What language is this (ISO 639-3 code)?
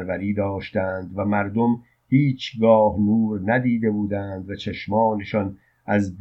fas